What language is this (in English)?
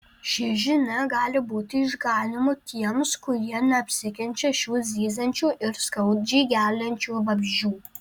Lithuanian